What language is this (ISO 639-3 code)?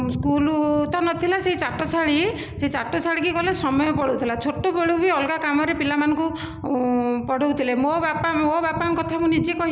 ori